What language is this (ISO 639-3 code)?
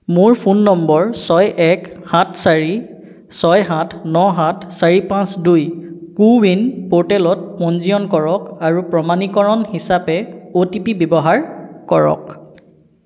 asm